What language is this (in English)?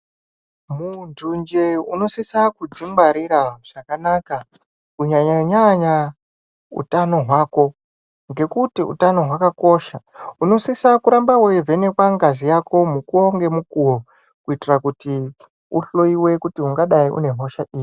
Ndau